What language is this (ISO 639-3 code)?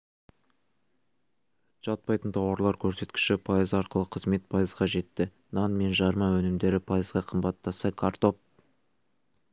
kaz